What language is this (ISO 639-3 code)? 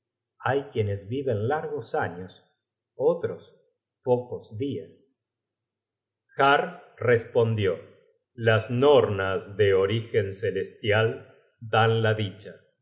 spa